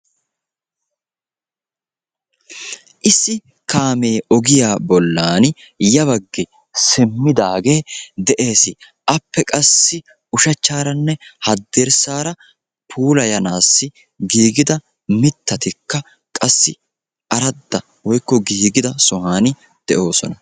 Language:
Wolaytta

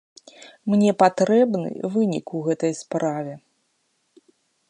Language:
Belarusian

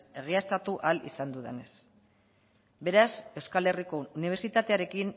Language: Basque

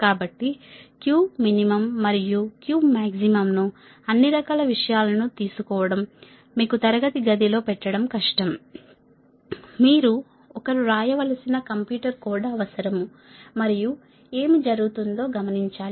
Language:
Telugu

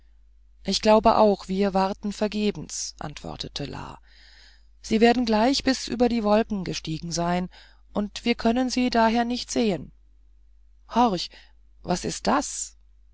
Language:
German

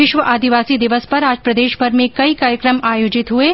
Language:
Hindi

